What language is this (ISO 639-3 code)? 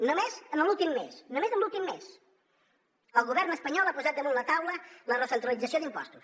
cat